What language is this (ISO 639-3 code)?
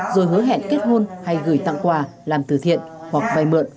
vie